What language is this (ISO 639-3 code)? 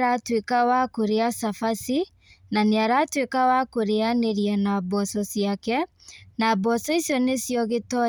kik